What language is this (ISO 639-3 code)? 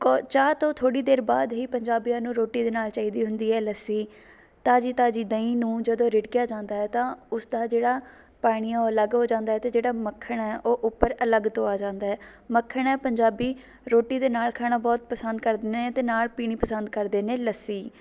pan